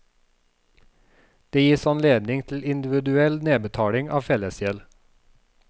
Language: Norwegian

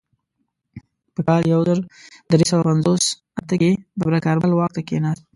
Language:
Pashto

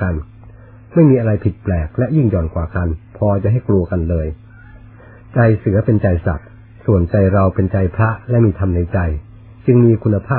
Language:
Thai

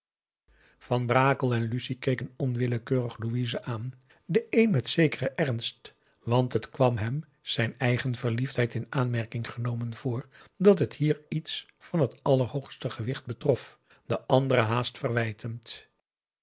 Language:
Dutch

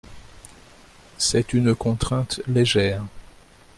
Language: French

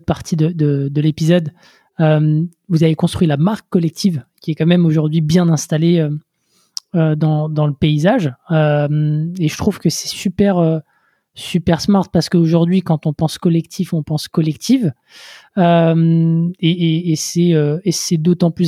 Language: French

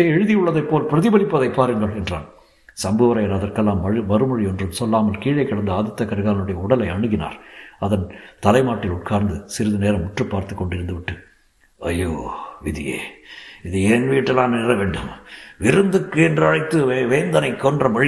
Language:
Tamil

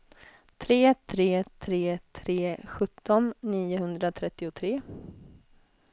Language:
Swedish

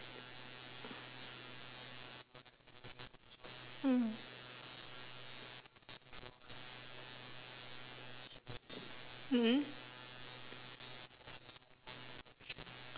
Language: English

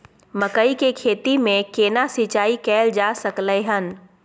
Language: Maithili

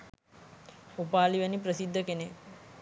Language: Sinhala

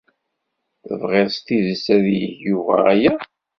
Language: Kabyle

